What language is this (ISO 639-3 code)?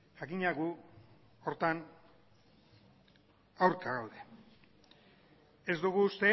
eus